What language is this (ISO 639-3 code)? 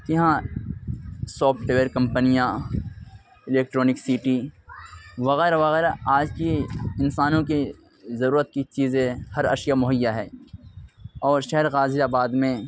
urd